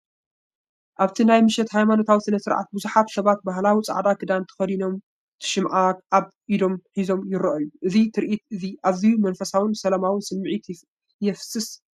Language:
Tigrinya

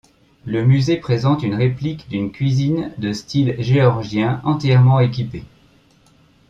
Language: French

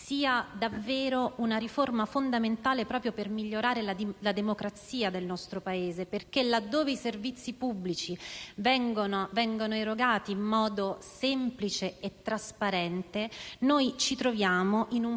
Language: Italian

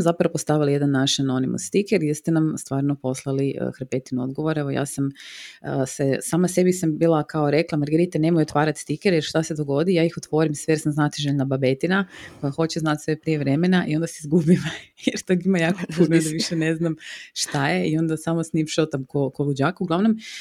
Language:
Croatian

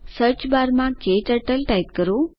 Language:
Gujarati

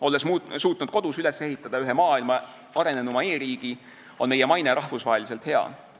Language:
Estonian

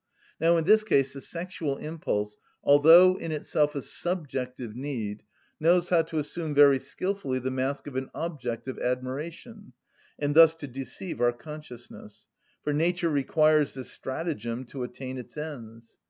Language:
English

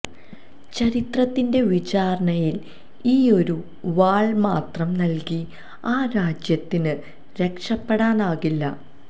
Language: Malayalam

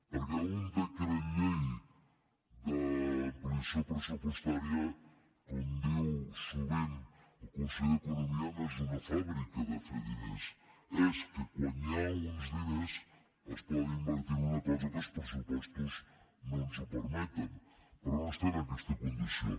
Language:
Catalan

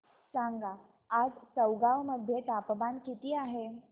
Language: Marathi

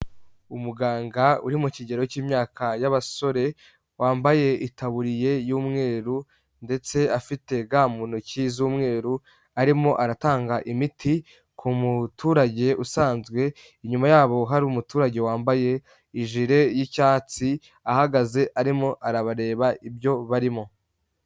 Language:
Kinyarwanda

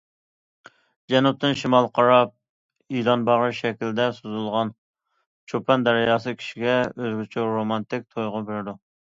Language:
Uyghur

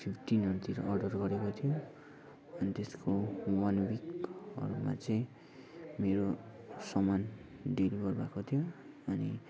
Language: Nepali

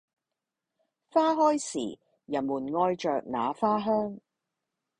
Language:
Cantonese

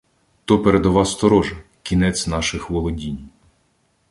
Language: Ukrainian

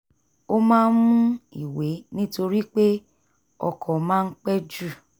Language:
Yoruba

